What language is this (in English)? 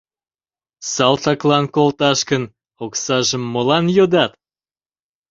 Mari